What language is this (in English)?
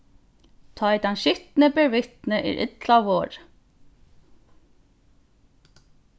Faroese